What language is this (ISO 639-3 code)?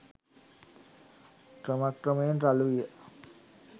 sin